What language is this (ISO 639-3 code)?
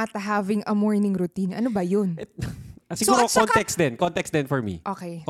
fil